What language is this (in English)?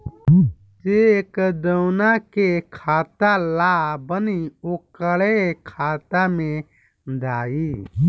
Bhojpuri